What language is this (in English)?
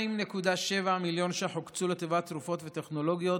Hebrew